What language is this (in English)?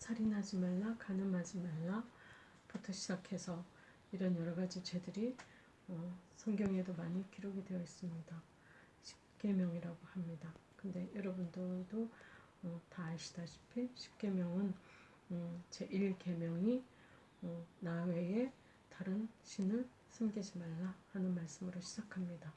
Korean